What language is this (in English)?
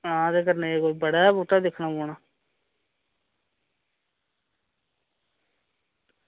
Dogri